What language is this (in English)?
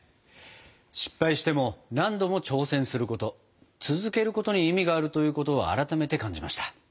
Japanese